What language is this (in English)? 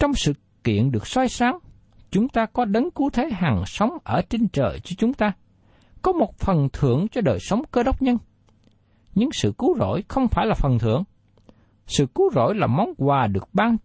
Vietnamese